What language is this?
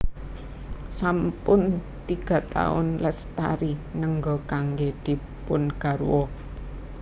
Javanese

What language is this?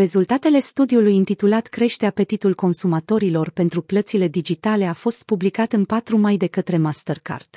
Romanian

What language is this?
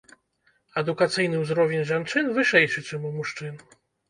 Belarusian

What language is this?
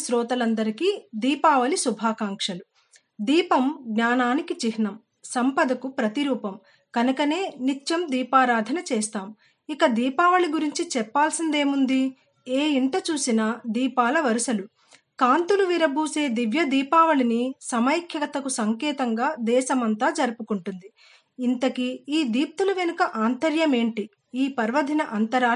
Telugu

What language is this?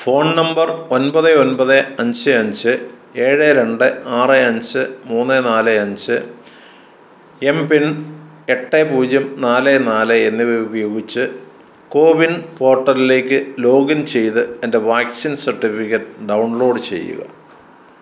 Malayalam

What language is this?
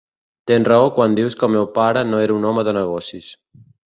Catalan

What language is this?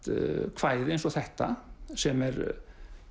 Icelandic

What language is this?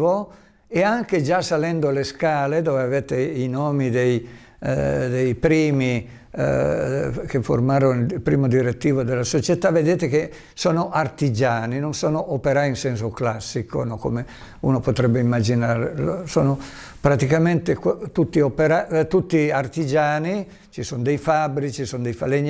Italian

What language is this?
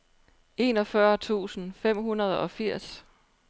Danish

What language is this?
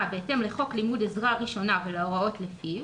Hebrew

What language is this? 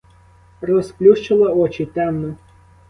Ukrainian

